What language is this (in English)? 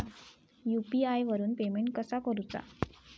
Marathi